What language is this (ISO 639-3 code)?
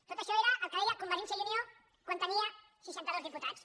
cat